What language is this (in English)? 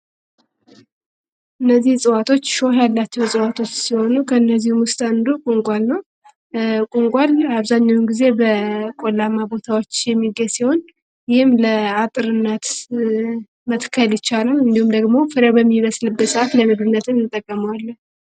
Amharic